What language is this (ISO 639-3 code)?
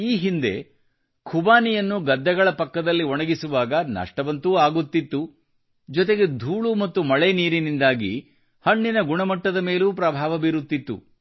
kan